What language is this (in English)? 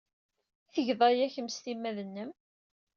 Kabyle